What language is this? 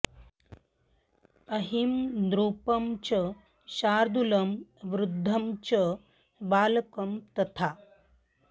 Sanskrit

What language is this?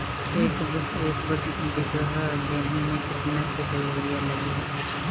Bhojpuri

